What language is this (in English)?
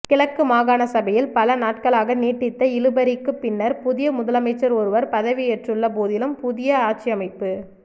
Tamil